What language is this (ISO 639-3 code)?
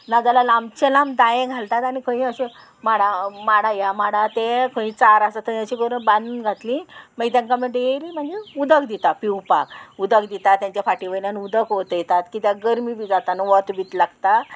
kok